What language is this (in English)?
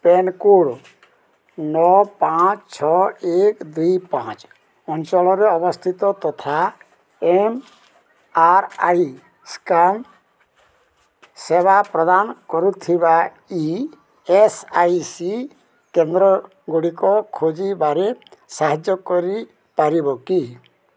Odia